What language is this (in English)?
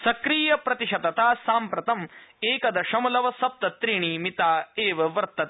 Sanskrit